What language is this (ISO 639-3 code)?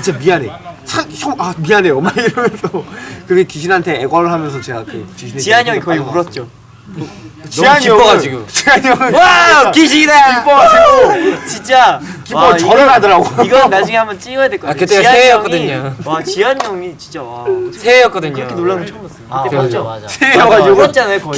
kor